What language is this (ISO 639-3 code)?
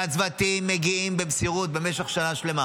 heb